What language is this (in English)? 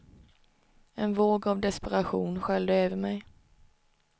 Swedish